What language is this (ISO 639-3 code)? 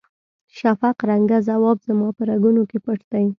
pus